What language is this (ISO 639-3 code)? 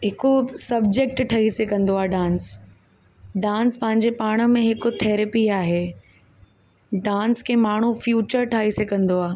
snd